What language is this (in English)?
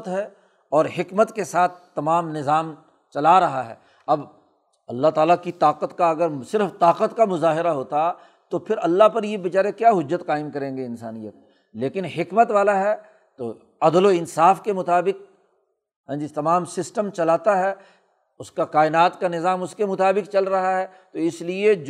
Urdu